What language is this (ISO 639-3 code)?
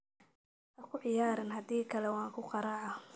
som